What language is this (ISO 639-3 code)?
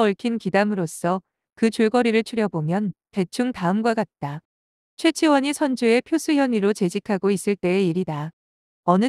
kor